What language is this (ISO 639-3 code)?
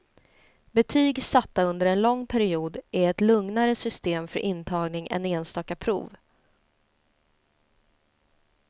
swe